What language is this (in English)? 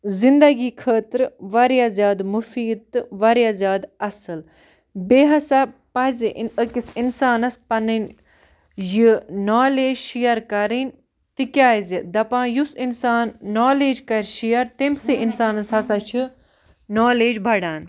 Kashmiri